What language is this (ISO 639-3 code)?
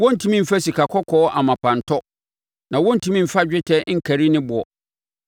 aka